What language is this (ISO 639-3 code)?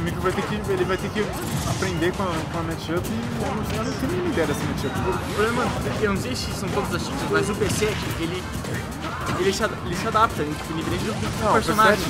por